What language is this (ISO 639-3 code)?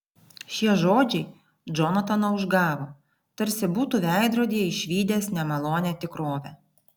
lit